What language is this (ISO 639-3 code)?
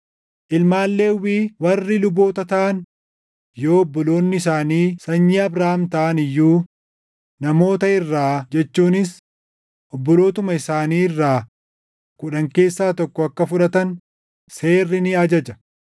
orm